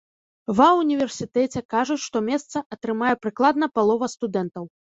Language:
Belarusian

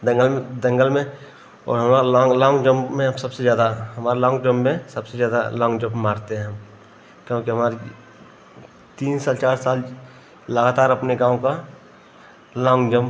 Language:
Hindi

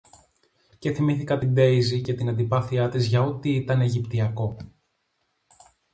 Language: Greek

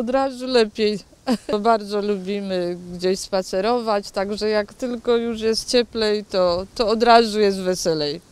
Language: Polish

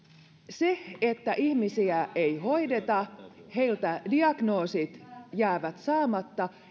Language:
Finnish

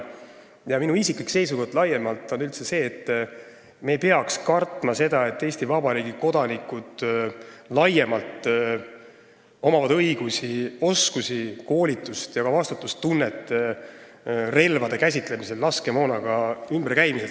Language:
Estonian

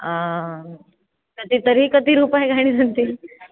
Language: Sanskrit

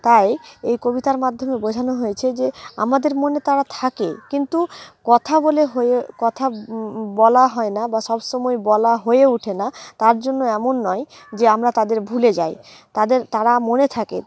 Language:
Bangla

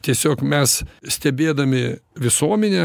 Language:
Lithuanian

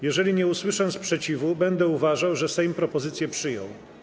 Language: Polish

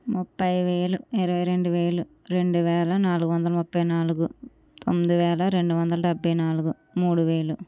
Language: Telugu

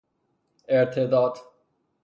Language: Persian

